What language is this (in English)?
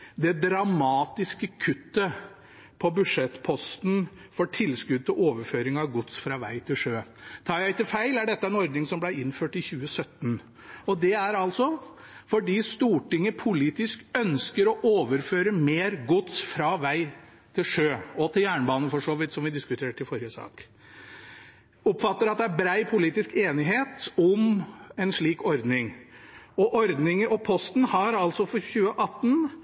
Norwegian Bokmål